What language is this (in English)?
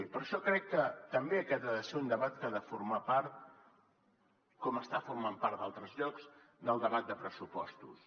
Catalan